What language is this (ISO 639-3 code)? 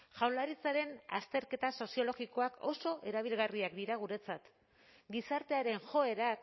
eus